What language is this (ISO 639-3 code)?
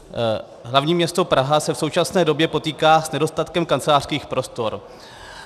ces